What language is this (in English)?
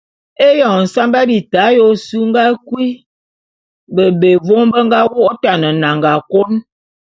Bulu